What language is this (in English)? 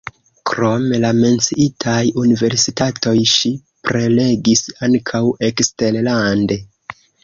Esperanto